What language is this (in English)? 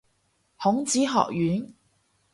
Cantonese